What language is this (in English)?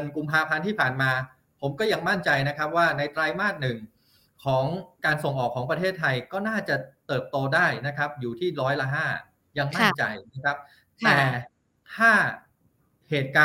Thai